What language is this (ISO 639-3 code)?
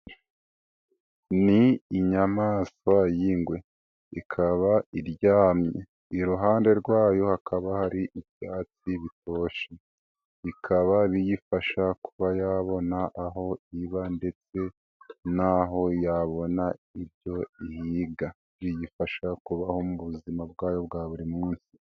kin